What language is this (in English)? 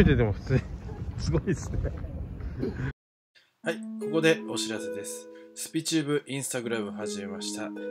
Japanese